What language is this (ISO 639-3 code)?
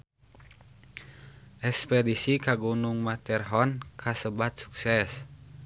sun